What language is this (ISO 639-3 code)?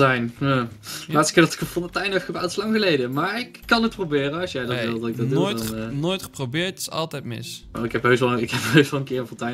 nld